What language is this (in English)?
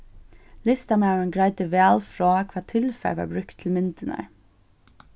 Faroese